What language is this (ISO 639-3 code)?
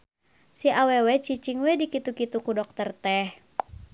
sun